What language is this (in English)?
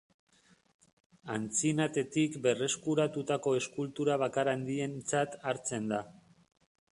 Basque